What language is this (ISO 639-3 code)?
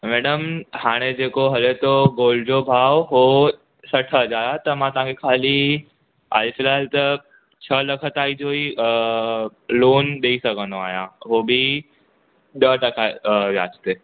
snd